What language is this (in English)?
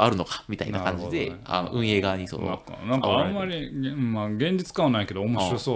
Japanese